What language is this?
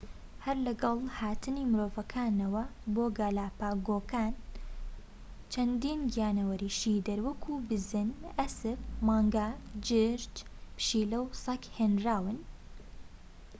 Central Kurdish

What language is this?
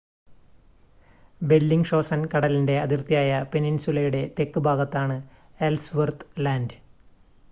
Malayalam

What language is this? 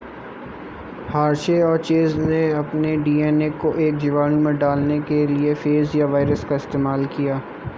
Hindi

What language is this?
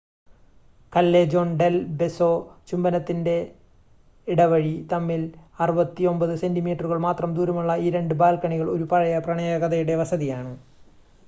Malayalam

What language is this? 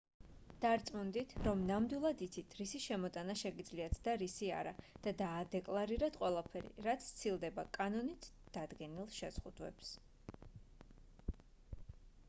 Georgian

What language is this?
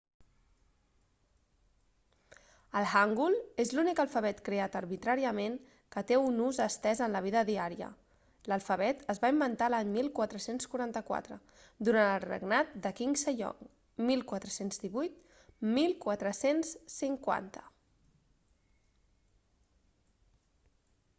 Catalan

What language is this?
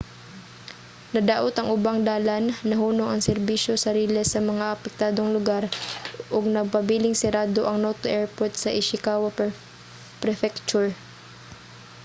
Cebuano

